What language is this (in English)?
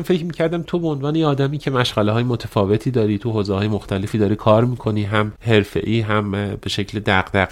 Persian